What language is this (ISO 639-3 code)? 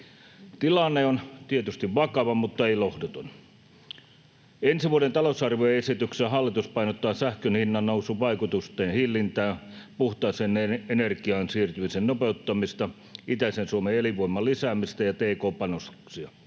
fin